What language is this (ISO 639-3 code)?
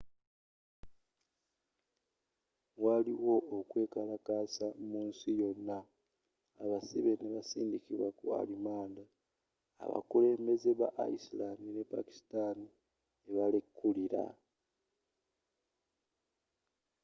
lug